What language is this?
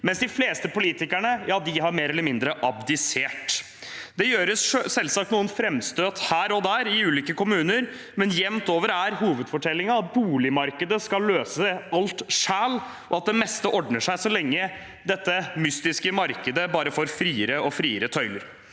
Norwegian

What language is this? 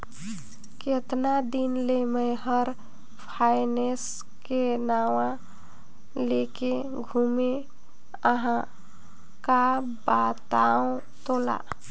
Chhattisgarhi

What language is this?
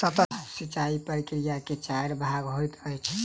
Maithili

